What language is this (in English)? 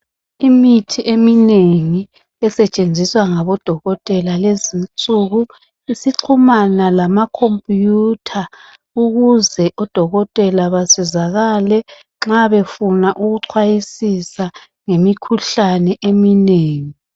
North Ndebele